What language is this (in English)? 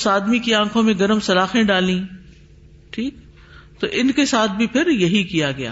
Urdu